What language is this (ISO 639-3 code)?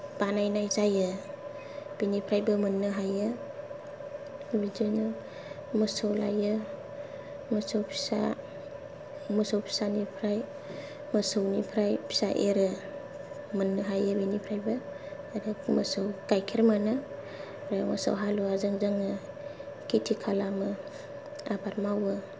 brx